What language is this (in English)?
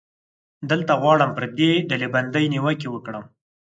Pashto